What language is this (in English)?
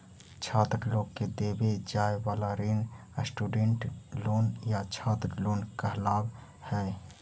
Magahi